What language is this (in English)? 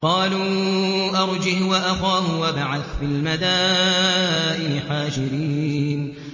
Arabic